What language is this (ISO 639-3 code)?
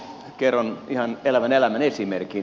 fin